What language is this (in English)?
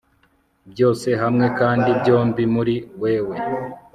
Kinyarwanda